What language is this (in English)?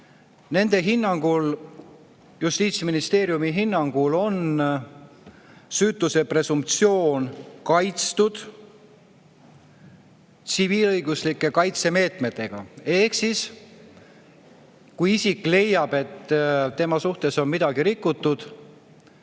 Estonian